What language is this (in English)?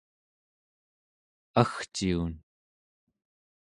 Central Yupik